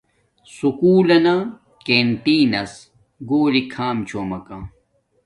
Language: Domaaki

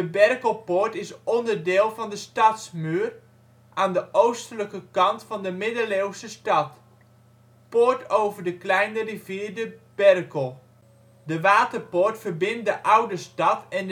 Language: Dutch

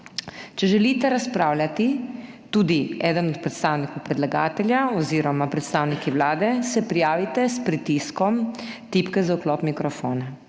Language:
Slovenian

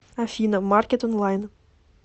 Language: Russian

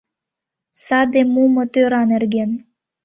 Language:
Mari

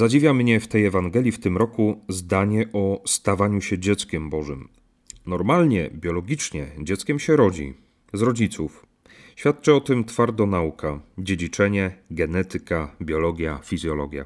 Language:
Polish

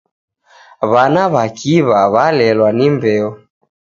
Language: Taita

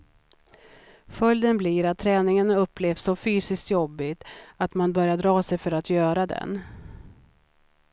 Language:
Swedish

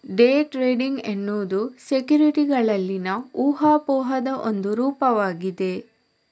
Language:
Kannada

